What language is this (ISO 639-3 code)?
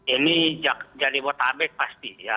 ind